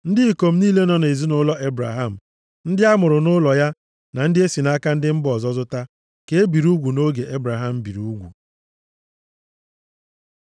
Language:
Igbo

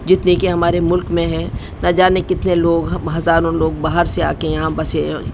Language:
Urdu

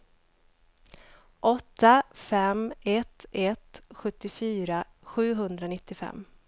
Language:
Swedish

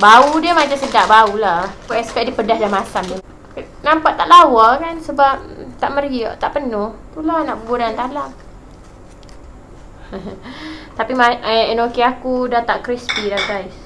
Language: Malay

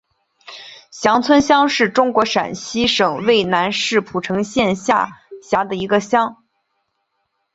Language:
Chinese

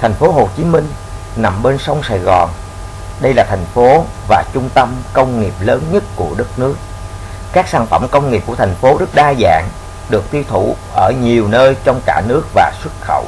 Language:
Vietnamese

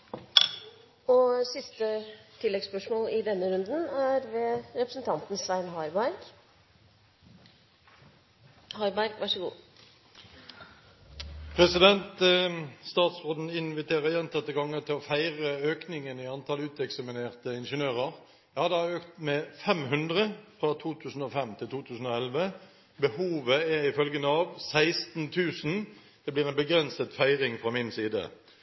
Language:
Norwegian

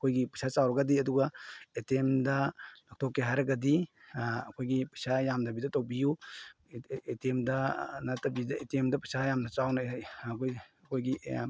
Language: Manipuri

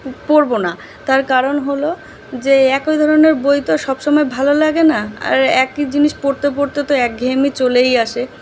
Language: Bangla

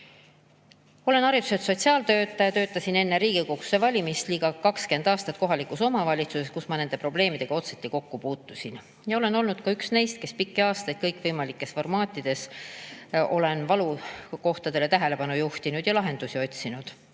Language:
Estonian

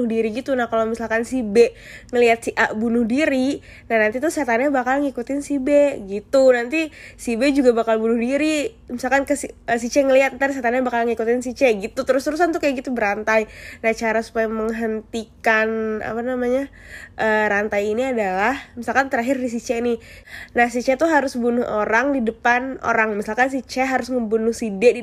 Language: Indonesian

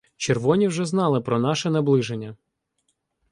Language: Ukrainian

